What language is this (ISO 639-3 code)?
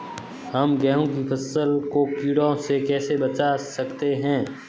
hin